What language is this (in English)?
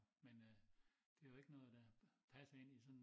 Danish